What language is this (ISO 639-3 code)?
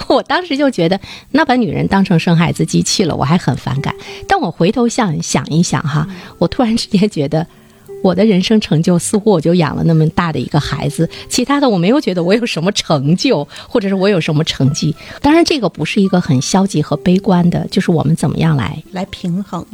zho